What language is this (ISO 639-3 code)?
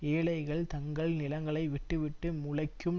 tam